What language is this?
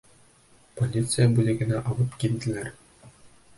Bashkir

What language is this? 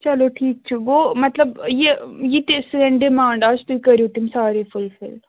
Kashmiri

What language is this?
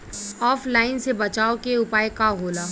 Bhojpuri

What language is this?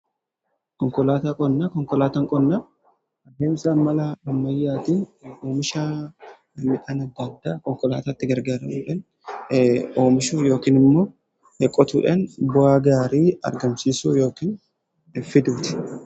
Oromo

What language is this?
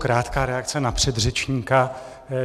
Czech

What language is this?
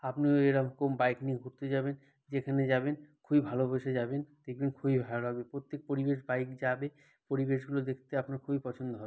Bangla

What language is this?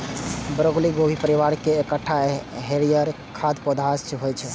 Maithili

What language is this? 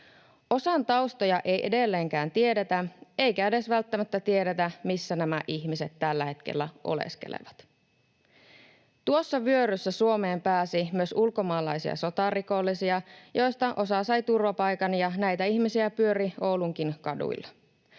Finnish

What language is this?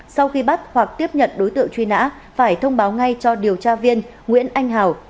Vietnamese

